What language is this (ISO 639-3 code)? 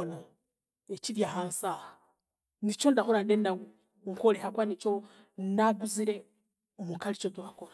cgg